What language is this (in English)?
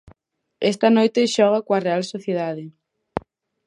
Galician